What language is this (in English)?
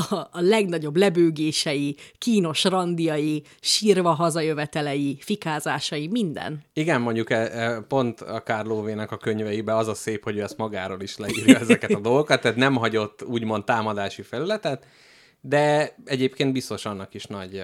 Hungarian